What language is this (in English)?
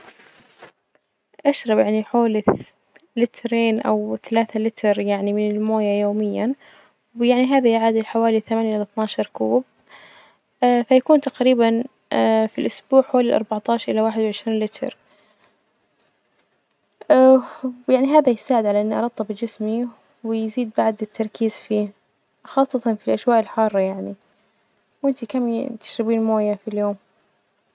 Najdi Arabic